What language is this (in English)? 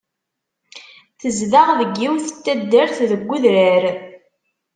Kabyle